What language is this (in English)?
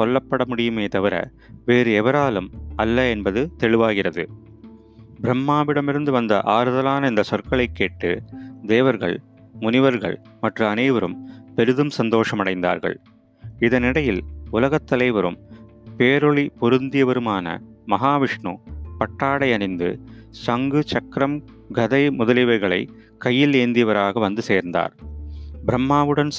Tamil